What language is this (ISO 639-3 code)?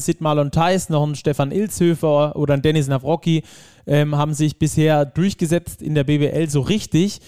deu